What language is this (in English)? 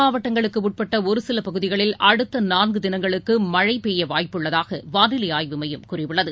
Tamil